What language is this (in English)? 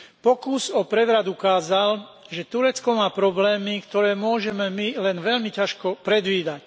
Slovak